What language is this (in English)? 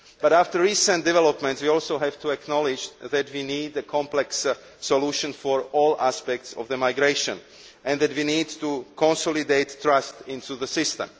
English